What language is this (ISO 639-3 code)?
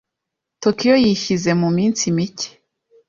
kin